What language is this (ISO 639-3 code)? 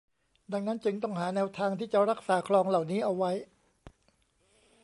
tha